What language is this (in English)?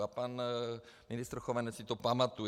Czech